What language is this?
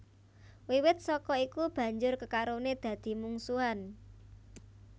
Javanese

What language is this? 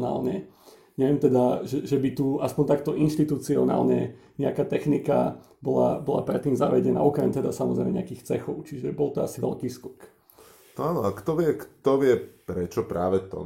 Slovak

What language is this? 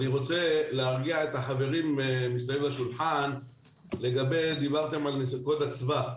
Hebrew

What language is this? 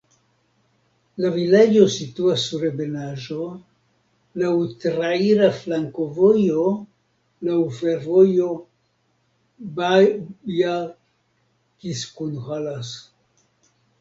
Esperanto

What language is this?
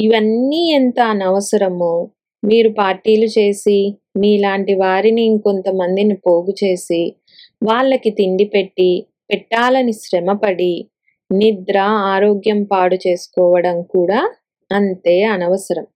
Telugu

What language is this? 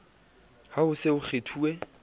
Southern Sotho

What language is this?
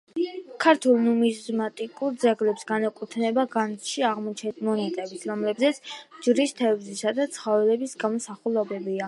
Georgian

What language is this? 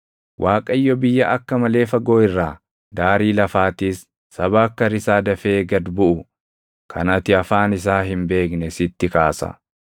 Oromo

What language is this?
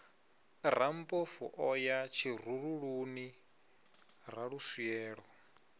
Venda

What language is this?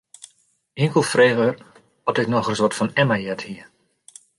Western Frisian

